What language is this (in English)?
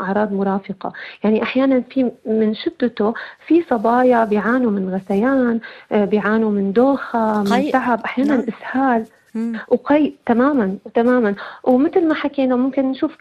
Arabic